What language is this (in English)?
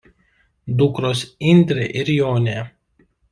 Lithuanian